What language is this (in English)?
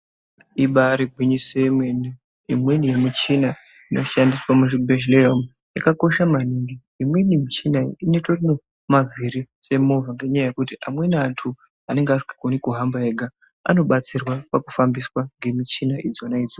Ndau